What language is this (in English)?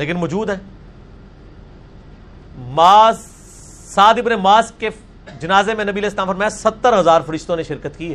Urdu